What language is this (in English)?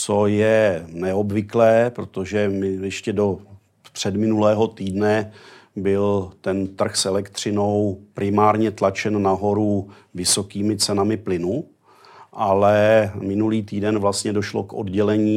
Czech